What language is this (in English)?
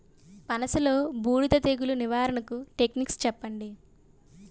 Telugu